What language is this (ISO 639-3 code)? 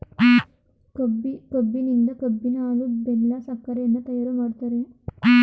kan